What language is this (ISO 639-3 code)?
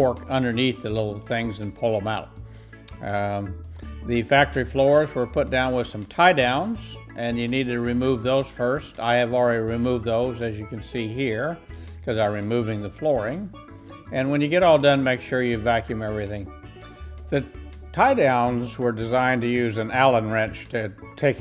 eng